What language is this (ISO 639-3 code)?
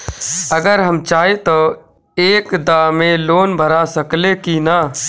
bho